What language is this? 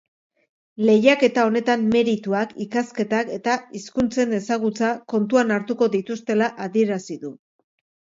Basque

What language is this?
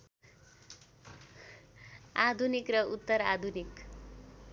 Nepali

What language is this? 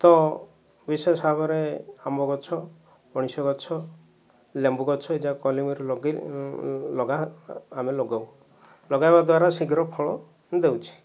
Odia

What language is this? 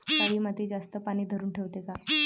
Marathi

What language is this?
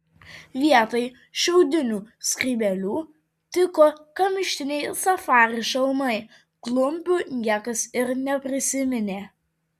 Lithuanian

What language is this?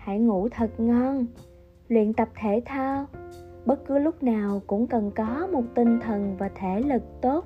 Vietnamese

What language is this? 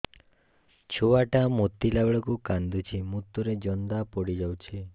Odia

